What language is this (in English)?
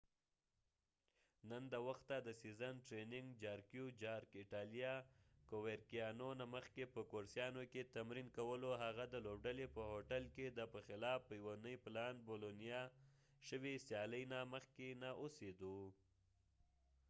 Pashto